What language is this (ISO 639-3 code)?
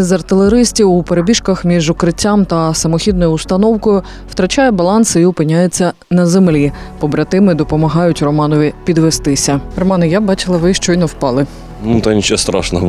ukr